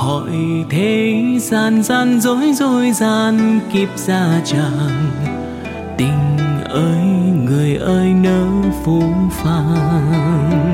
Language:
Vietnamese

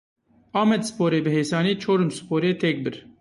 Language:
Kurdish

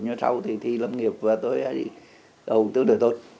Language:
Vietnamese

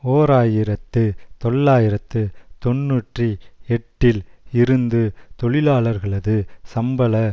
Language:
Tamil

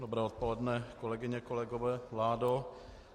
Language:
Czech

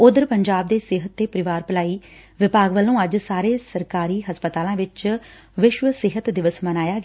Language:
Punjabi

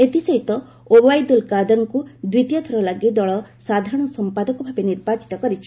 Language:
Odia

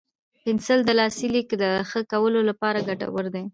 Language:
Pashto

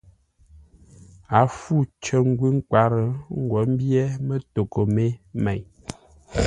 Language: Ngombale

